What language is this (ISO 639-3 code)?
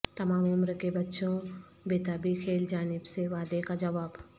urd